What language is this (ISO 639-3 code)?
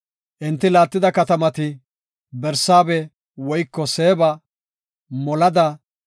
gof